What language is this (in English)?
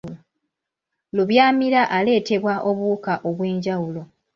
Ganda